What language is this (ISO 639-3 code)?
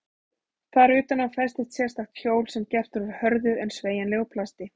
isl